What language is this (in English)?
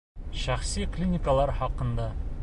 Bashkir